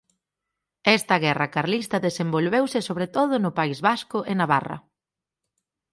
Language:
Galician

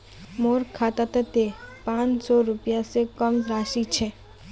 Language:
Magahi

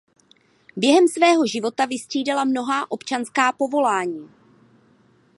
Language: Czech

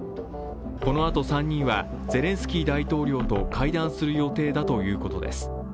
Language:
Japanese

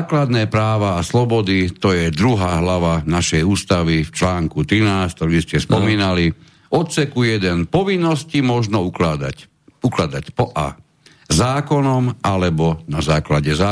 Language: Slovak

